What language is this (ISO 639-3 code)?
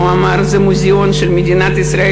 heb